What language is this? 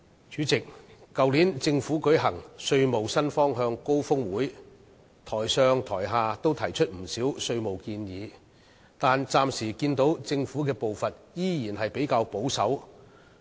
Cantonese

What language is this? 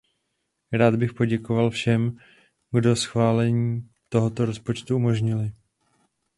Czech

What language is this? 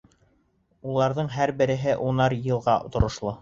Bashkir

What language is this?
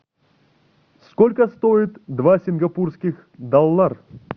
Russian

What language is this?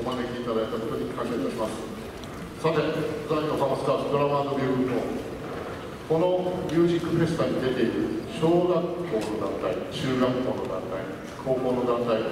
Japanese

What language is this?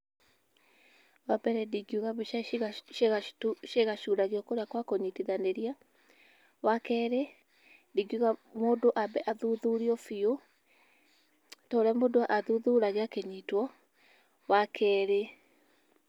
Kikuyu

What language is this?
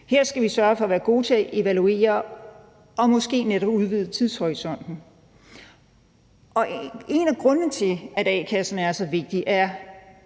Danish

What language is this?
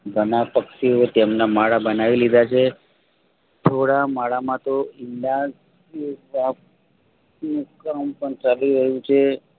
Gujarati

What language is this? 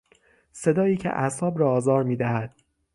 Persian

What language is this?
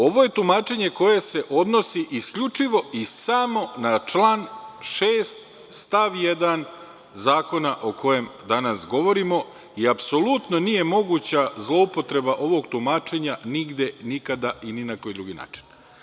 Serbian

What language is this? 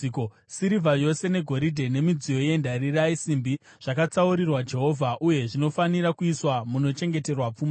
Shona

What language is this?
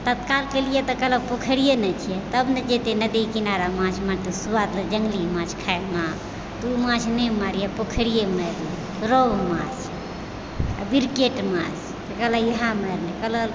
Maithili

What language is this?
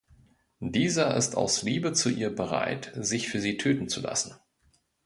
German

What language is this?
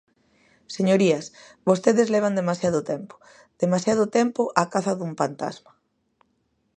Galician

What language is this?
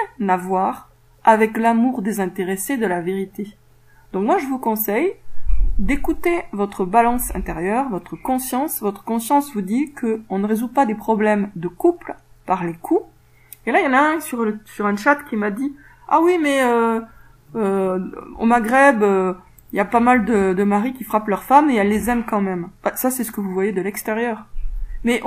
French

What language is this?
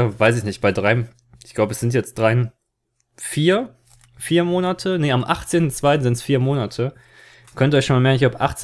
German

